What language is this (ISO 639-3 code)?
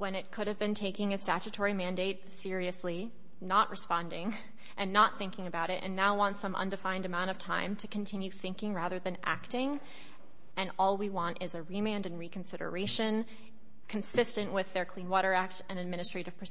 eng